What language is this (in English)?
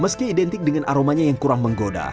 Indonesian